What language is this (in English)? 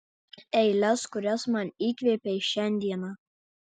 Lithuanian